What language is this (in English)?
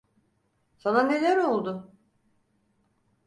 Turkish